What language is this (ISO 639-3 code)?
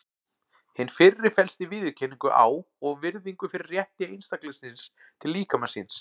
isl